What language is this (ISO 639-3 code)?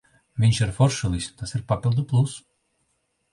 lav